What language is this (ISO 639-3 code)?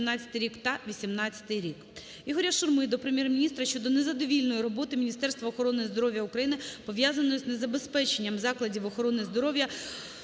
ukr